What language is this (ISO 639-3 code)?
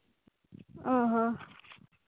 sat